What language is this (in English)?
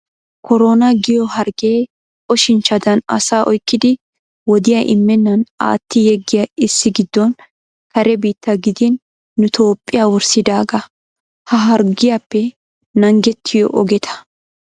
Wolaytta